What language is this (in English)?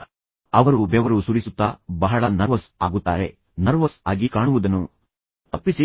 Kannada